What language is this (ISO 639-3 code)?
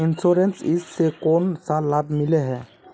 mag